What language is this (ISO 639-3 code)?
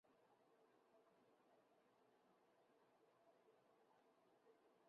zho